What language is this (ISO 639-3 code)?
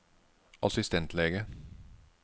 nor